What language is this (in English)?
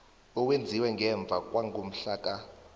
South Ndebele